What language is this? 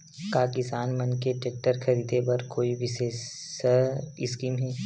Chhattisgarhi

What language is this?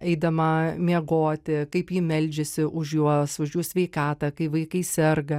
Lithuanian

